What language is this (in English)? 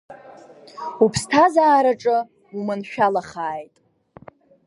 Abkhazian